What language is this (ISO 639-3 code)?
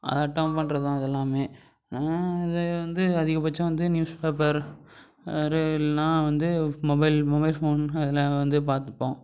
tam